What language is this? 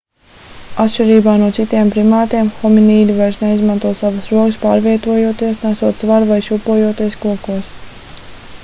Latvian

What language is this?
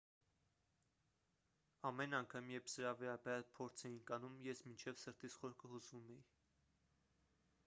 Armenian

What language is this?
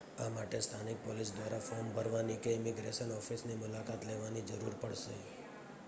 Gujarati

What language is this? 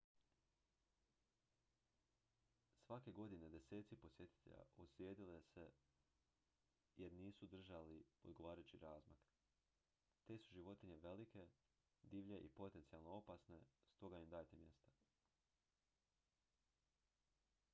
Croatian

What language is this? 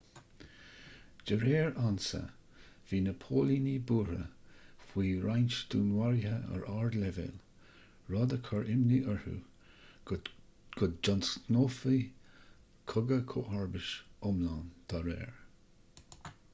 Irish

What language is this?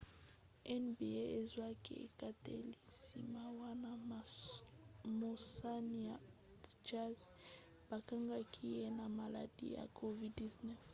Lingala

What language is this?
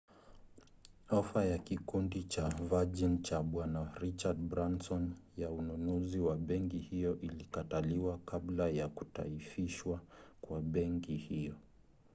Swahili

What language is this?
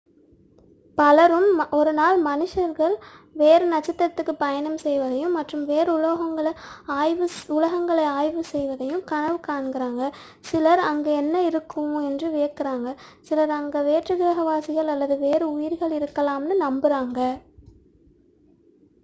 Tamil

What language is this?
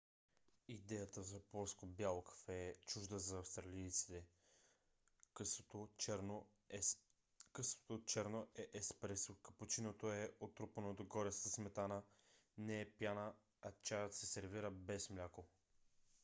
Bulgarian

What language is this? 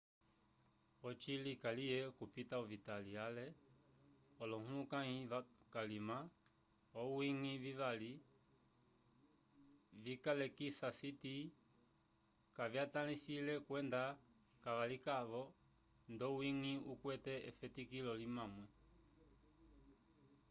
Umbundu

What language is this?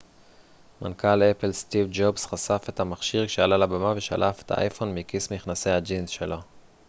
Hebrew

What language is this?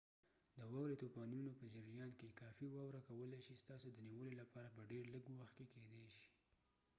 Pashto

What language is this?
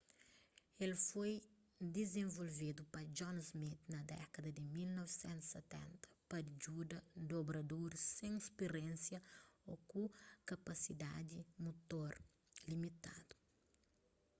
Kabuverdianu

